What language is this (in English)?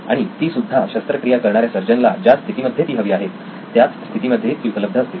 Marathi